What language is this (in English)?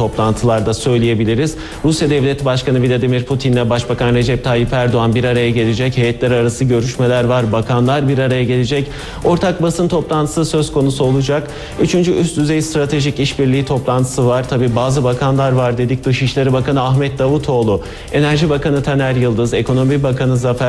Turkish